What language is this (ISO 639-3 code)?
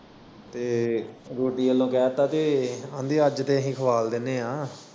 pan